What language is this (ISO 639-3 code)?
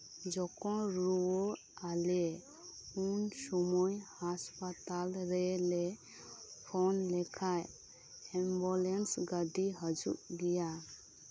sat